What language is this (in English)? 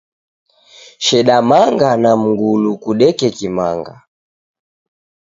Taita